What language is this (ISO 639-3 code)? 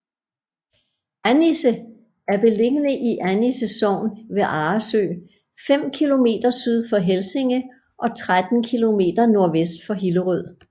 dan